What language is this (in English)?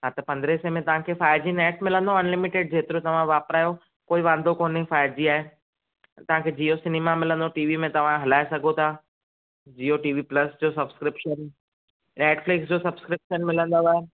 Sindhi